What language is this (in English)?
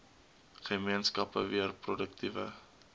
Afrikaans